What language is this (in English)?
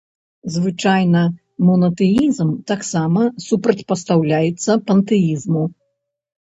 Belarusian